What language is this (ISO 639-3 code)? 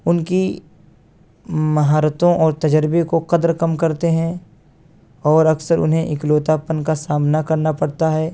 urd